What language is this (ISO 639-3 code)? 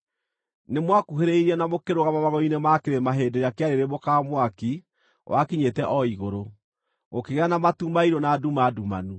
kik